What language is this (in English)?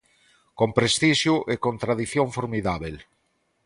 Galician